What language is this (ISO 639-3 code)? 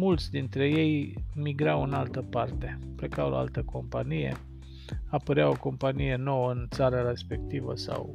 ron